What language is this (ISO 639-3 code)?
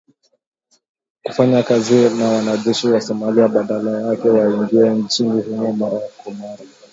swa